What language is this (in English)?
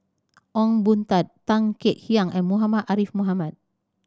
English